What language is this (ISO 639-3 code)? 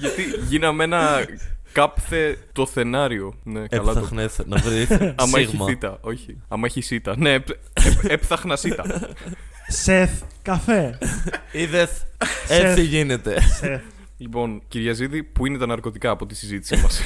ell